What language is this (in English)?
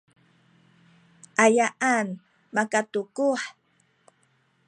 Sakizaya